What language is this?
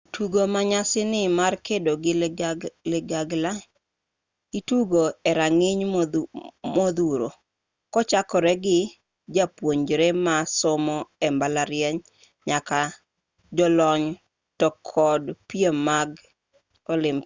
Luo (Kenya and Tanzania)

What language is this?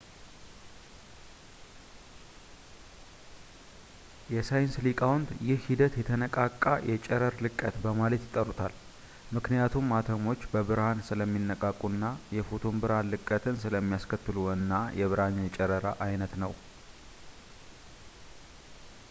Amharic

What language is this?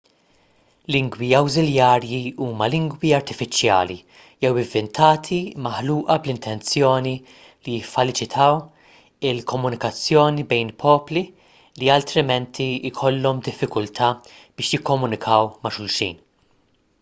Maltese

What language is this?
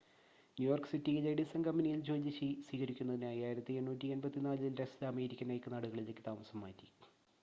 Malayalam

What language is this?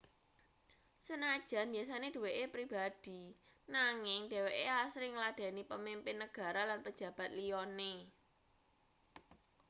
Javanese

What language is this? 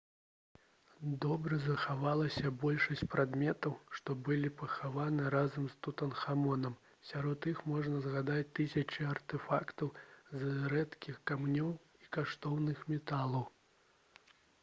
Belarusian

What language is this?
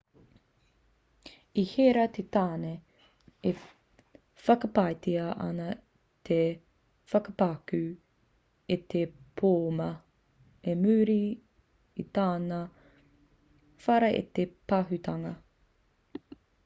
Māori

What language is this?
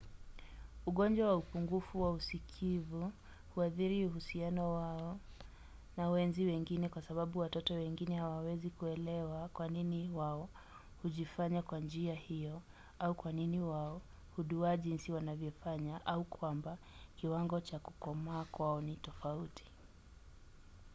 Swahili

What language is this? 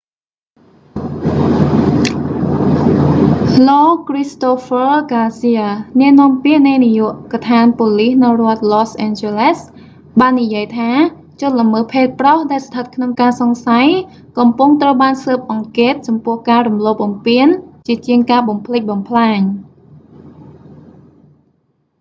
Khmer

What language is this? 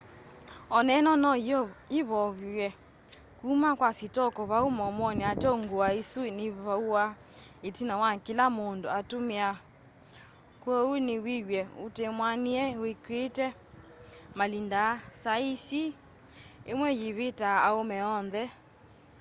Kamba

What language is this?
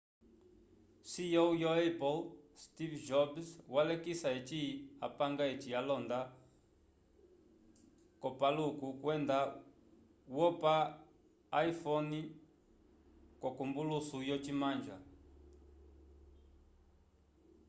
Umbundu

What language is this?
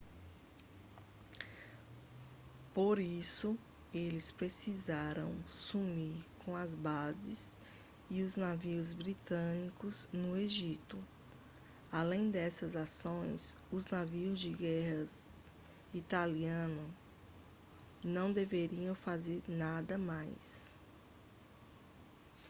Portuguese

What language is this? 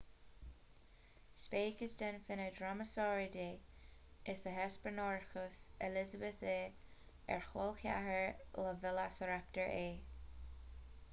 Irish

